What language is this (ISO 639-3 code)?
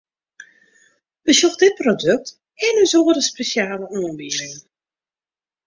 fry